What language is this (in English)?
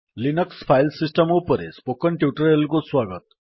Odia